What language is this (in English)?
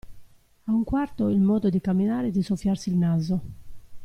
Italian